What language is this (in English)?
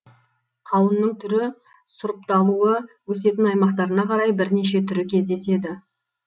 Kazakh